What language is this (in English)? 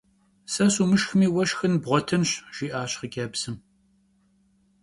Kabardian